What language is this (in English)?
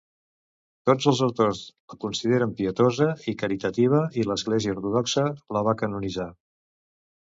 Catalan